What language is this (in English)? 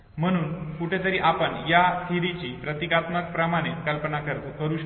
Marathi